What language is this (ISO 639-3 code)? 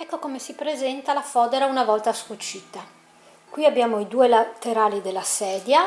ita